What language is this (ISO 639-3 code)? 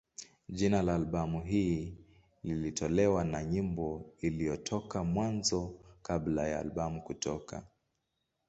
swa